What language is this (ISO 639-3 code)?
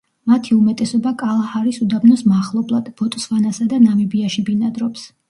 kat